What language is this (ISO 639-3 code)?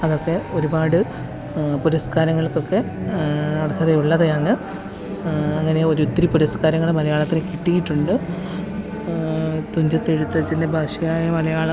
mal